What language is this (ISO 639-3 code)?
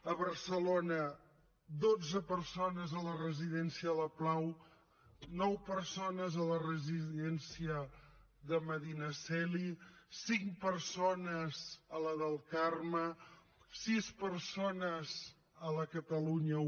cat